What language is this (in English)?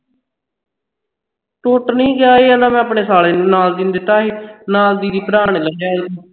Punjabi